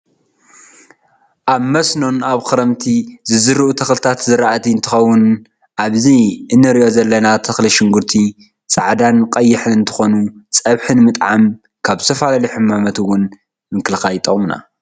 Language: Tigrinya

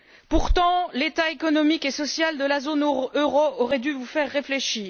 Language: French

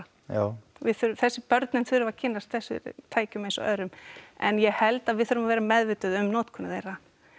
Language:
Icelandic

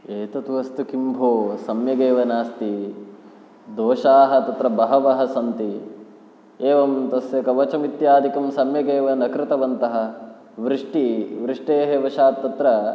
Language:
Sanskrit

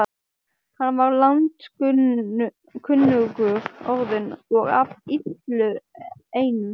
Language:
Icelandic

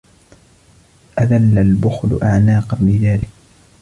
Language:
Arabic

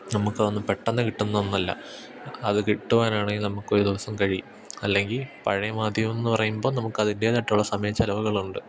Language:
Malayalam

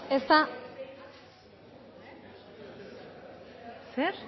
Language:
Basque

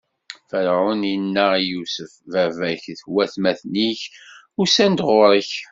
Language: Kabyle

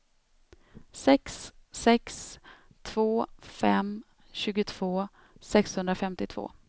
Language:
Swedish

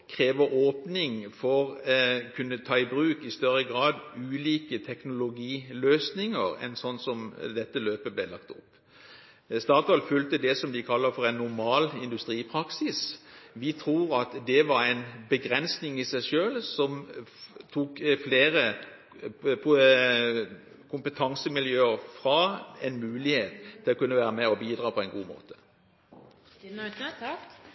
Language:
Norwegian Bokmål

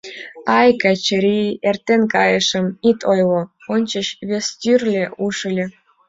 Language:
Mari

